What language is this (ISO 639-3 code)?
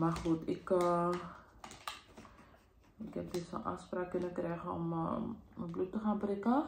nld